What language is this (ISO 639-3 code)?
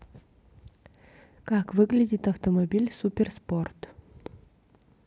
rus